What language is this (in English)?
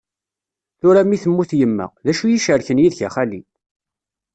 Kabyle